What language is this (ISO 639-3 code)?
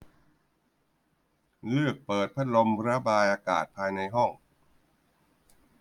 tha